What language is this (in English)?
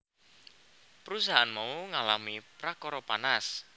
Javanese